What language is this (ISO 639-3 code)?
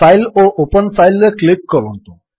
ori